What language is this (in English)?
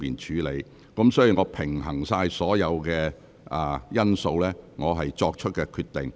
Cantonese